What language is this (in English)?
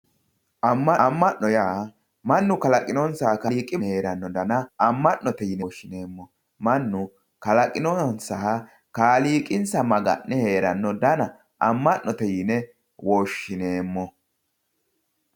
Sidamo